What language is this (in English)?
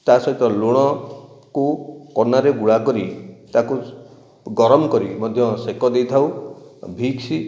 Odia